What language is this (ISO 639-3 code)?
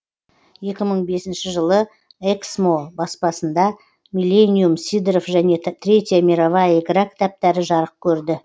kaz